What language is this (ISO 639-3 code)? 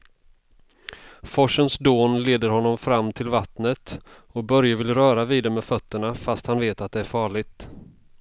swe